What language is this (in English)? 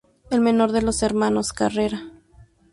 Spanish